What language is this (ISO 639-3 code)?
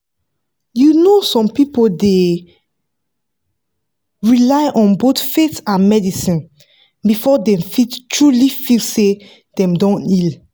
pcm